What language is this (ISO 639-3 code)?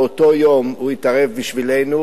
heb